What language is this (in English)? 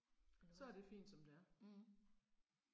Danish